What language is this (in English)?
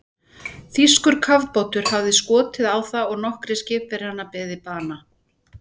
Icelandic